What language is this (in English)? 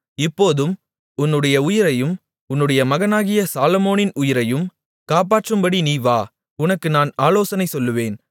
Tamil